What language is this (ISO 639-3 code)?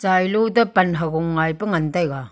nnp